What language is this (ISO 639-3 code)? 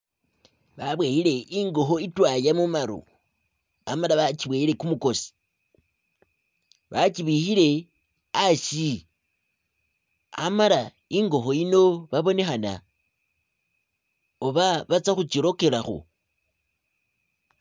myx